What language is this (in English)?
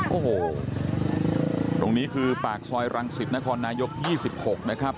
Thai